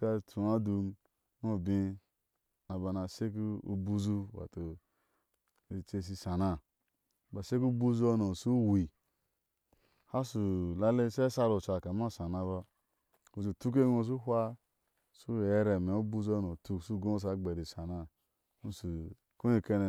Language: Ashe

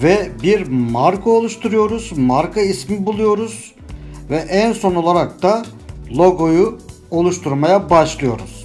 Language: Turkish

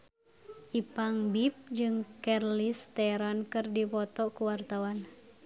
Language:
Sundanese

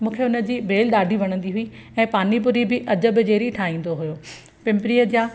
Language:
Sindhi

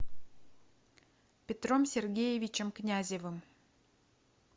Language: Russian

